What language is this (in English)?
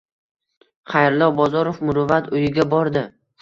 Uzbek